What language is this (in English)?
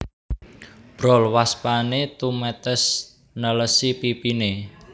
Javanese